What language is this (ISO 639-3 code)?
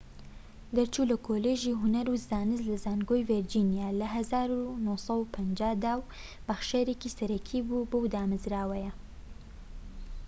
ckb